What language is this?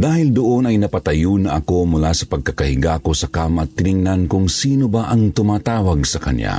Filipino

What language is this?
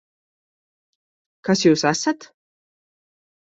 Latvian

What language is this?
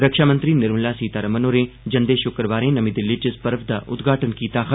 Dogri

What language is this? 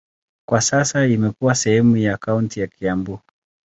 Swahili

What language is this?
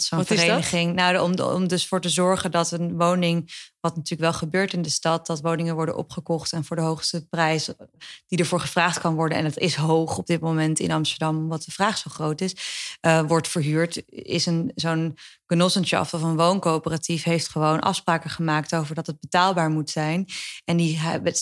Dutch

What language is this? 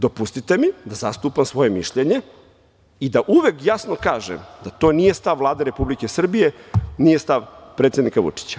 Serbian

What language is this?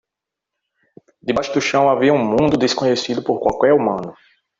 Portuguese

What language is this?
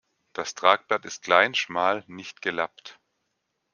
German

